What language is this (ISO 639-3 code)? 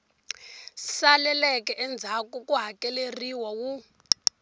tso